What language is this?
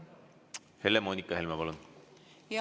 Estonian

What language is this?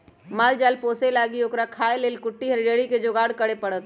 Magahi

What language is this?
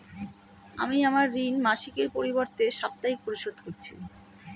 Bangla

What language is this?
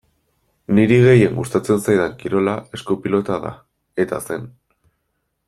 Basque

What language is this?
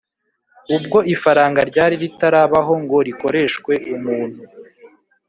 Kinyarwanda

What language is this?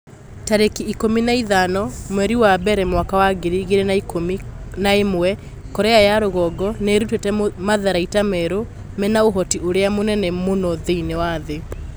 Kikuyu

